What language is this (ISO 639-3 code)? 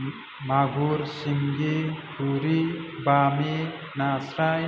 brx